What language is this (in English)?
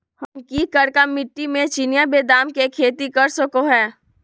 Magahi